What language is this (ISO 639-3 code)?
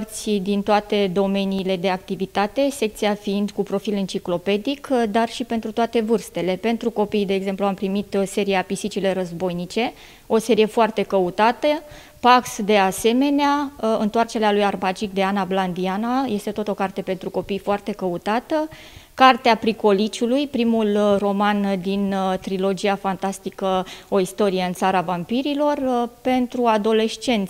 ron